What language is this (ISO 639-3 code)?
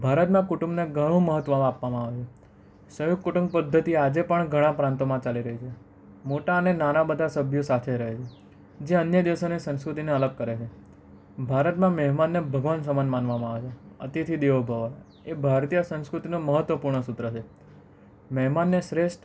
guj